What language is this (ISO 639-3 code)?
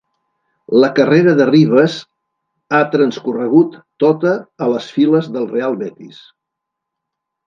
cat